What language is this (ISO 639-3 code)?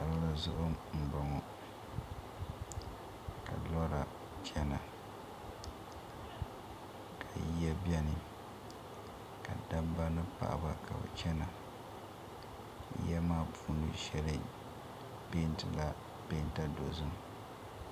dag